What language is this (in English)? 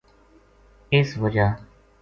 Gujari